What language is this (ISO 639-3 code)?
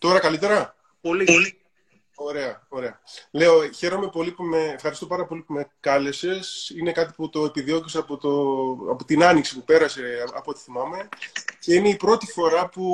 ell